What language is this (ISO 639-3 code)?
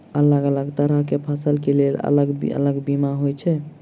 mai